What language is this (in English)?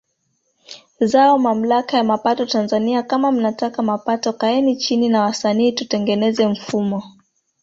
Swahili